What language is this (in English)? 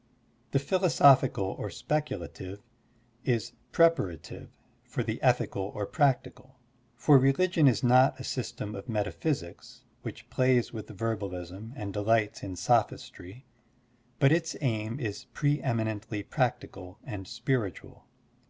English